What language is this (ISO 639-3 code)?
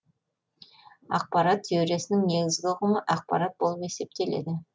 kaz